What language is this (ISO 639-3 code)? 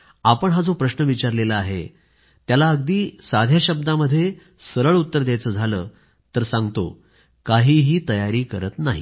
mar